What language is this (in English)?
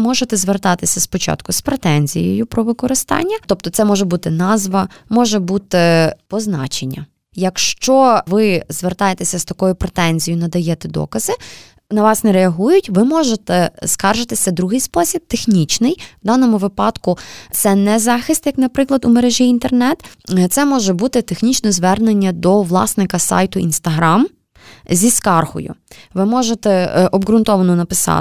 Ukrainian